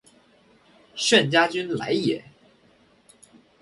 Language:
Chinese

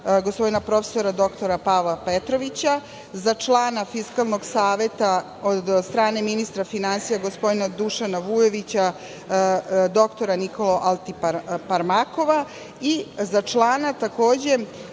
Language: Serbian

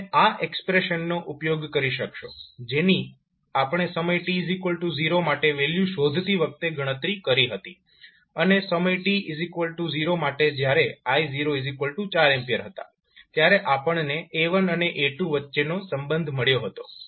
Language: Gujarati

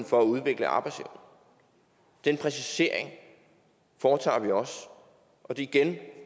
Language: Danish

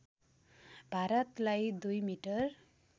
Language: Nepali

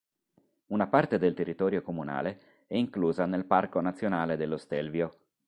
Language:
Italian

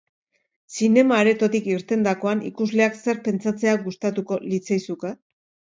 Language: Basque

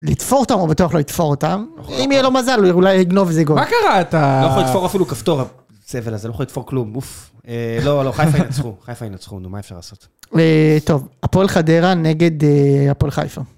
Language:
Hebrew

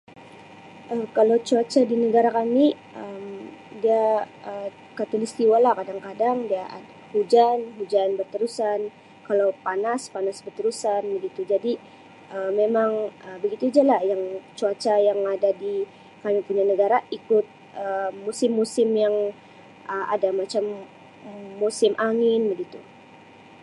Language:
Sabah Malay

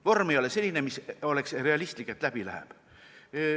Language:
Estonian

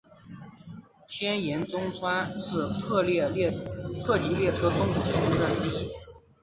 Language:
Chinese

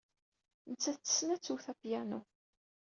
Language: Kabyle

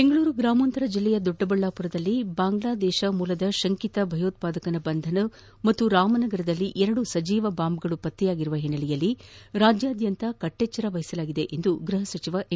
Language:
Kannada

